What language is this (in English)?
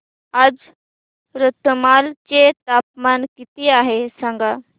Marathi